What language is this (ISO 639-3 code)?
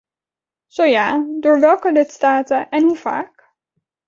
nld